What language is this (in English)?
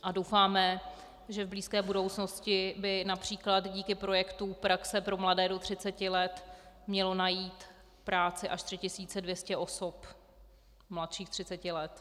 Czech